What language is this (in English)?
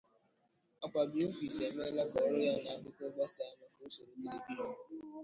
Igbo